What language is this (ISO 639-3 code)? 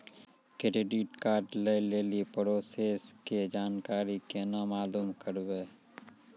mai